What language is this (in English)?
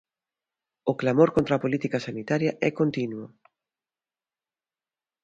Galician